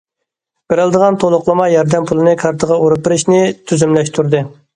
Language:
Uyghur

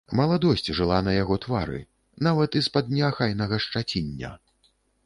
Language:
Belarusian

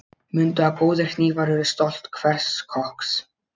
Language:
Icelandic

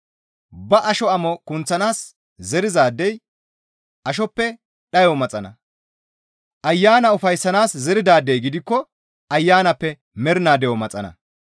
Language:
Gamo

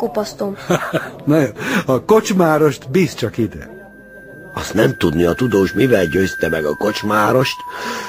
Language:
Hungarian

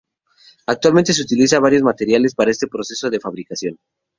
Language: Spanish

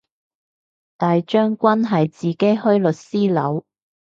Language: Cantonese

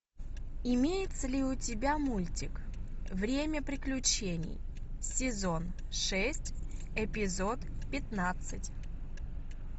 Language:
Russian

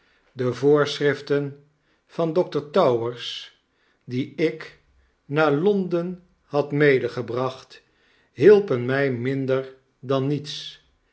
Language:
Dutch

